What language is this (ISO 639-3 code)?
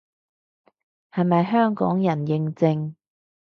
yue